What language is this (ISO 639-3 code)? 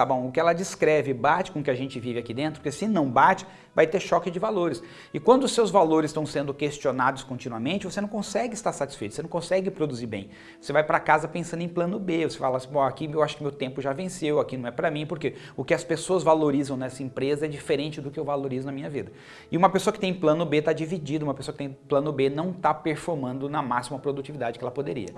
por